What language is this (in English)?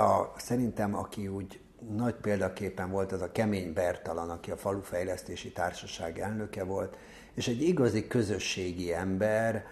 Hungarian